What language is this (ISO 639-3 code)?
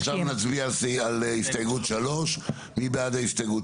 heb